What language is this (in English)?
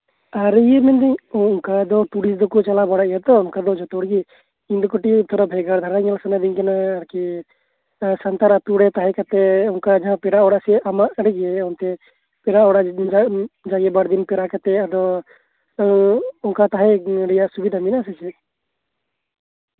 Santali